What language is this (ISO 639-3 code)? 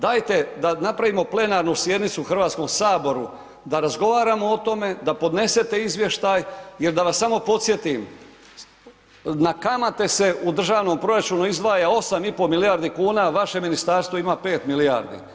hrv